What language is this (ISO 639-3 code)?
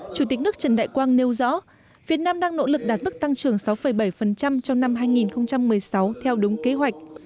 vie